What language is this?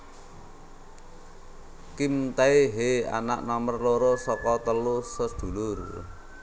Javanese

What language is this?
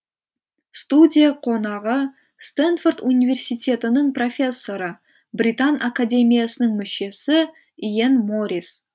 Kazakh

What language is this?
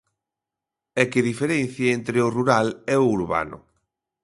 Galician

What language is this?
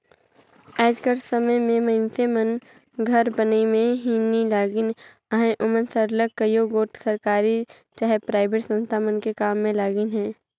Chhattisgarhi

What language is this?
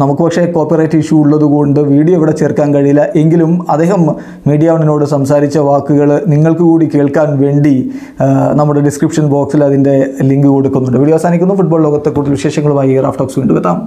Romanian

